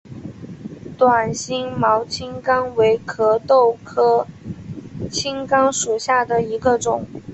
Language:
Chinese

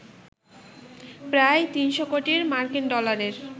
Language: Bangla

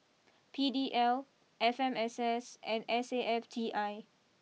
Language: English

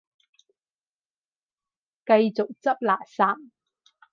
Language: Cantonese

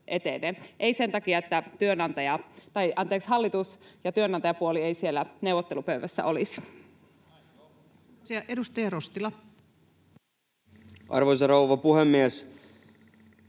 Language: Finnish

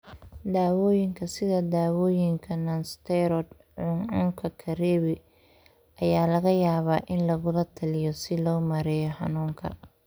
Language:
Somali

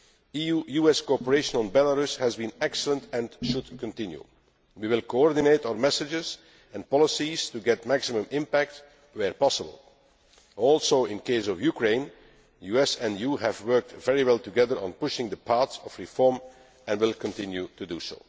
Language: English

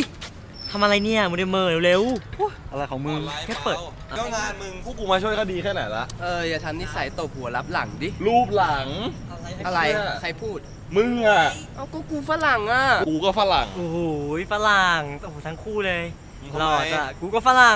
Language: Thai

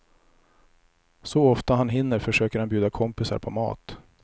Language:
Swedish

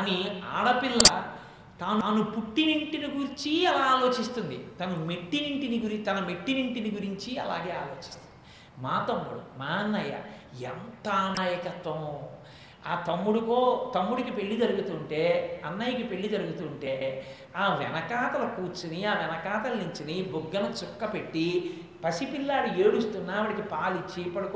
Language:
Telugu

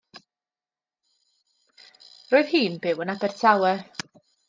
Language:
Welsh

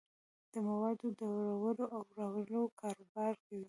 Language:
Pashto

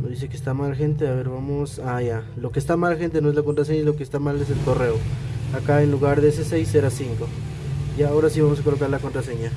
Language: Spanish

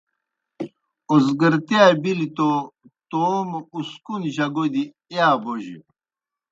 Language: Kohistani Shina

